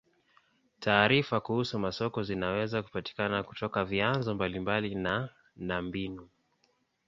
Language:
Swahili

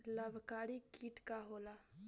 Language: Bhojpuri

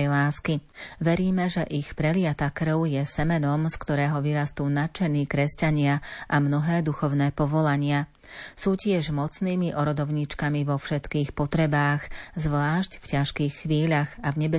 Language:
Slovak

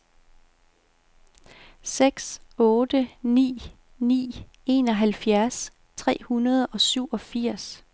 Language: Danish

